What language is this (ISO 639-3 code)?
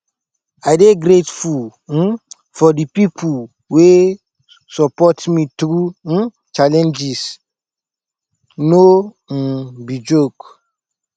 pcm